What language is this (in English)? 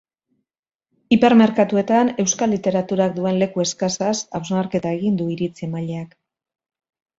Basque